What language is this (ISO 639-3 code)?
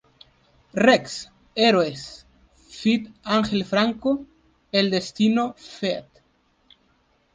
spa